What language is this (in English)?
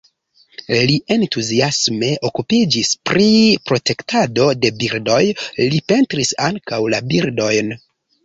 Esperanto